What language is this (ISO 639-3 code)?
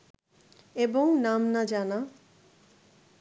ben